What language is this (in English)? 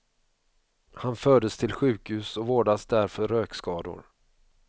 Swedish